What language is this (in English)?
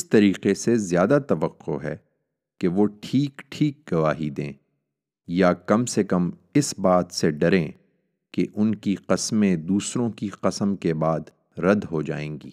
Urdu